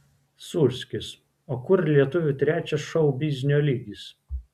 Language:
Lithuanian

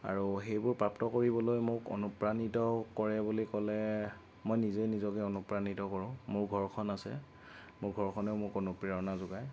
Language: Assamese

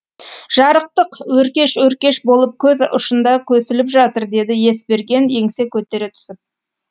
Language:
Kazakh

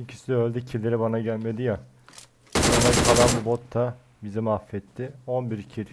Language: Turkish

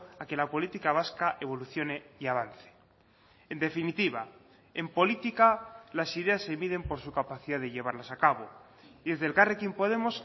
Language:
Spanish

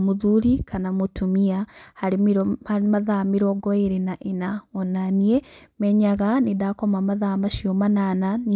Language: Kikuyu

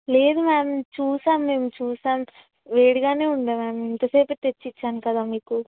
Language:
Telugu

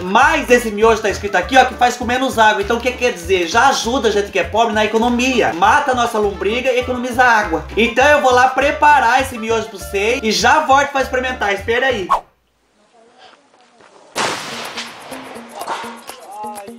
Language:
Portuguese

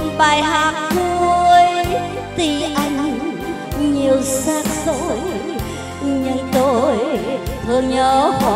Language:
Thai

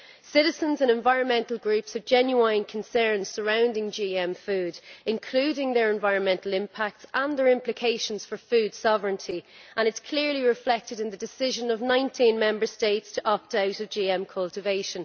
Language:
English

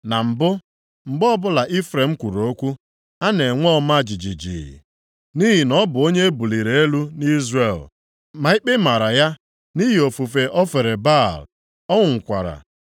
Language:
Igbo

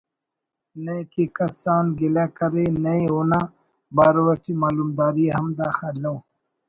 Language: Brahui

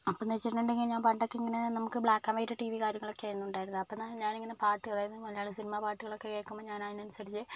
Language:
Malayalam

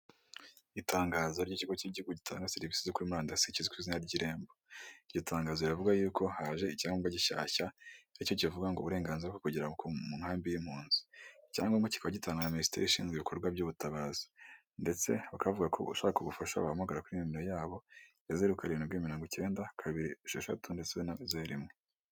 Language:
Kinyarwanda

